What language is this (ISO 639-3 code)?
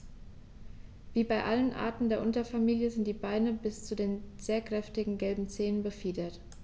deu